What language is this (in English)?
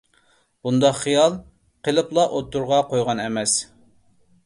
Uyghur